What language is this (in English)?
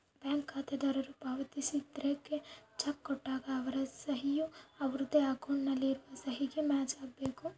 Kannada